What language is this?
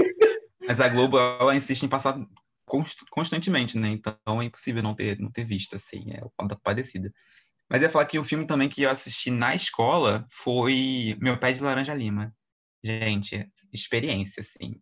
Portuguese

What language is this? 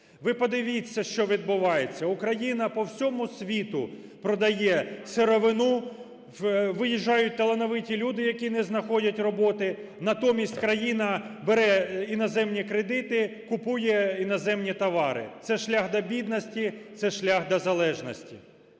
Ukrainian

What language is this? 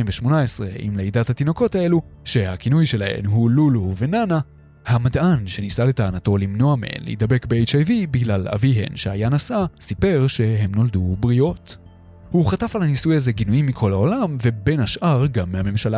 Hebrew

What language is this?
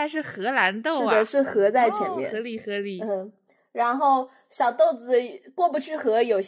Chinese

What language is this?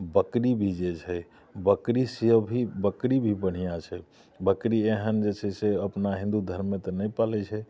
Maithili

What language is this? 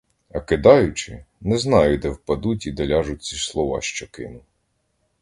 Ukrainian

